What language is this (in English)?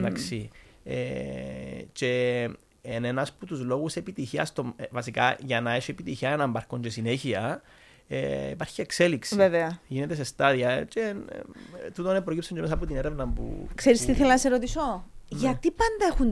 Greek